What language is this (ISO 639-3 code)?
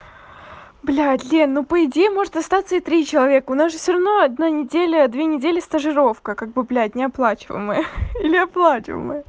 rus